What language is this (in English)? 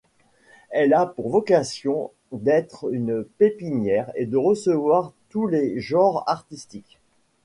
French